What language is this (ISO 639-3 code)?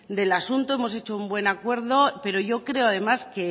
spa